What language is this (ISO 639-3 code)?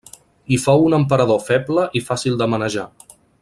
cat